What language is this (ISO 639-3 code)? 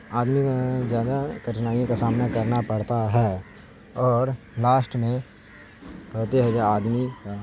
urd